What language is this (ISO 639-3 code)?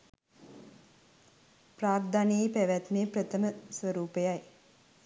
sin